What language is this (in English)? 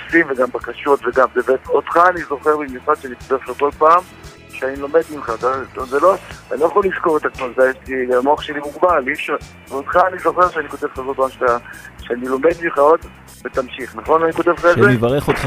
Hebrew